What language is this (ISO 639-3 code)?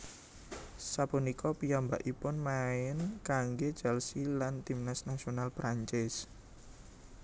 jav